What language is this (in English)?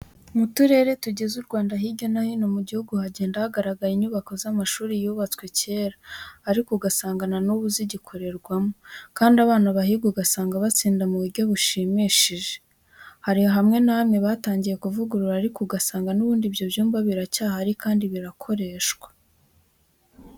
Kinyarwanda